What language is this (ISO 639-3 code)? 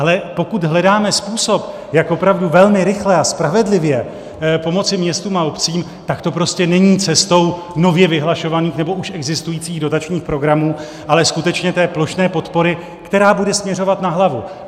ces